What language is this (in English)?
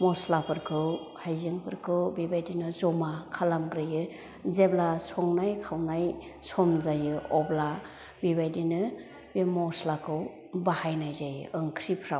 Bodo